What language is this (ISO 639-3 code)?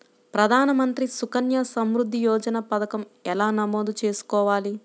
tel